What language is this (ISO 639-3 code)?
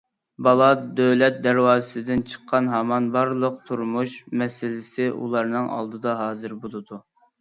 uig